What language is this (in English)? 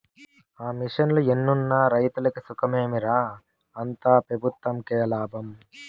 Telugu